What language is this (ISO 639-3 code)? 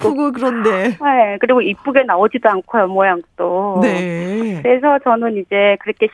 kor